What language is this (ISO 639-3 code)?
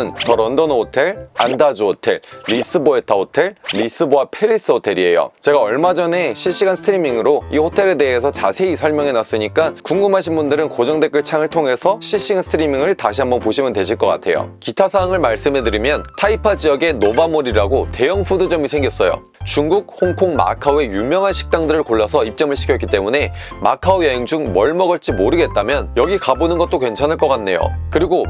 kor